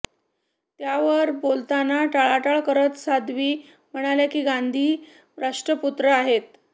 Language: Marathi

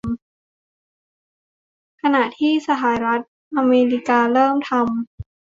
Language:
Thai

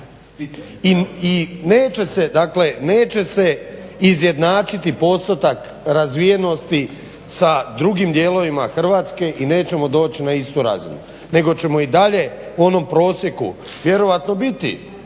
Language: Croatian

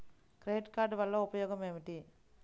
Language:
Telugu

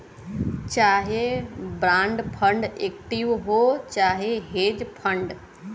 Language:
Bhojpuri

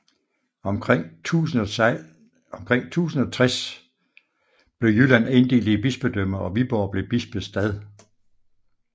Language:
Danish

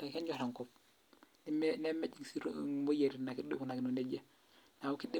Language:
Masai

